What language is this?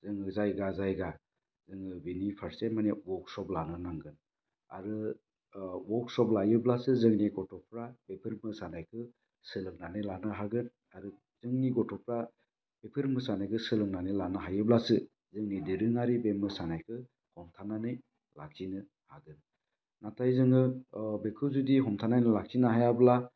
Bodo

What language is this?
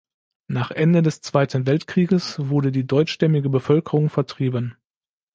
German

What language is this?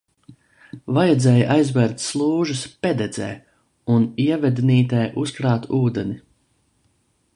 Latvian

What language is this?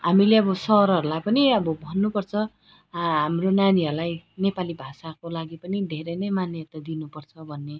Nepali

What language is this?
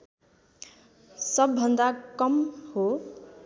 Nepali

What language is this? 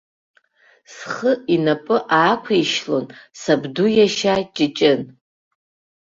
Abkhazian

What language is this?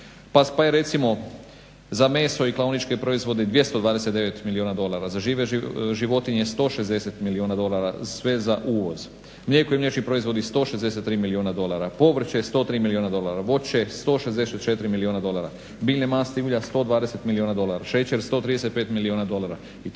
Croatian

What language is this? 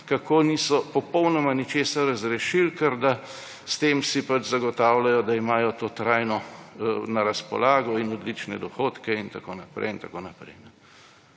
Slovenian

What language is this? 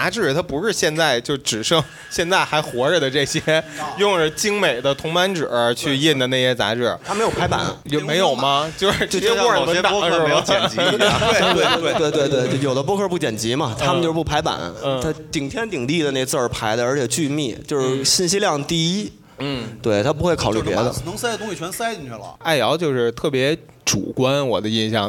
Chinese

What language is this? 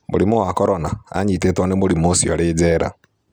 Kikuyu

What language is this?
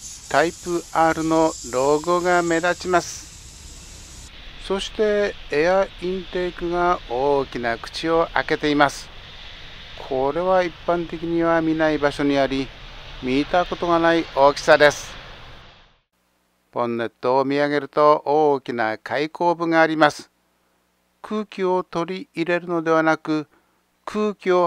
Japanese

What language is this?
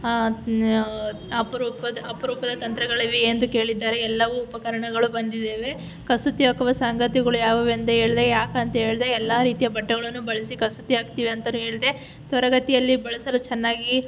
Kannada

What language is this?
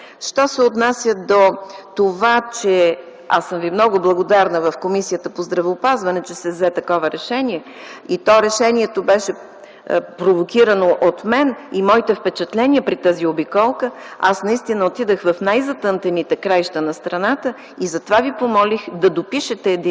Bulgarian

